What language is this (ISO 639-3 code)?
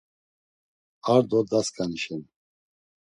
lzz